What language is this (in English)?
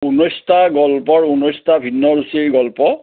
Assamese